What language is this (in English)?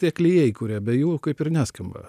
Lithuanian